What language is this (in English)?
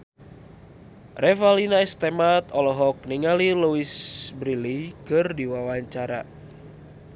Sundanese